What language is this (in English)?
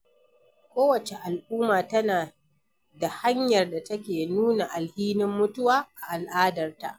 Hausa